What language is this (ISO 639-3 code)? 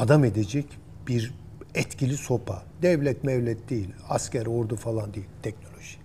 tur